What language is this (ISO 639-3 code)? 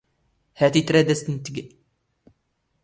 zgh